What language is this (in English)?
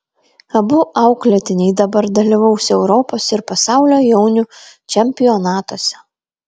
Lithuanian